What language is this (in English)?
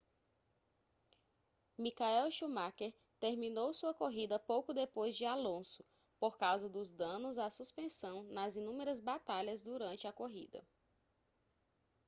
Portuguese